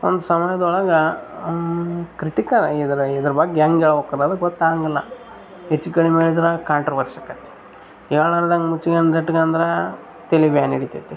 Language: Kannada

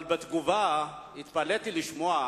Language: Hebrew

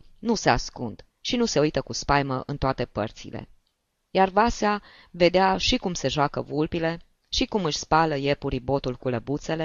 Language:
Romanian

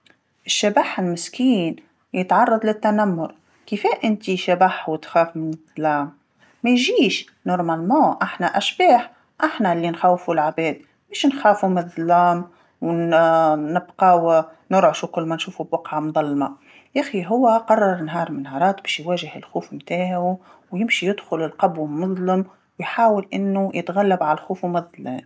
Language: Tunisian Arabic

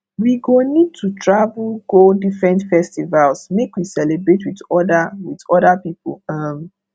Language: Nigerian Pidgin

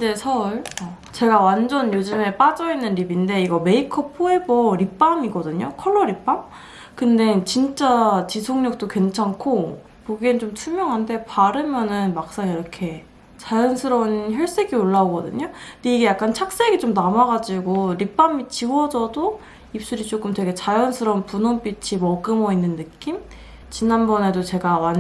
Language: Korean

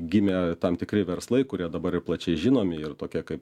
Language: Lithuanian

